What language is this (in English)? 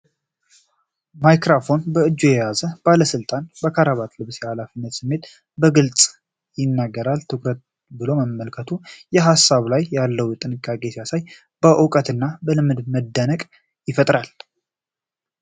Amharic